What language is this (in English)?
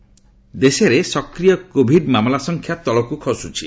Odia